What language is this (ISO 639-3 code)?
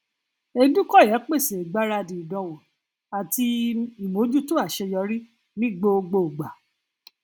yor